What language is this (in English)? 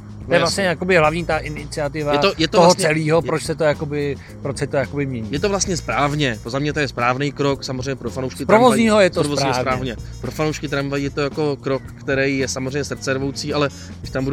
Czech